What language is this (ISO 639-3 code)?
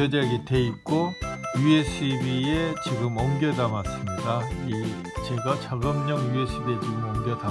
kor